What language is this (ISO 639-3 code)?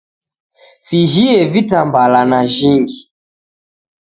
dav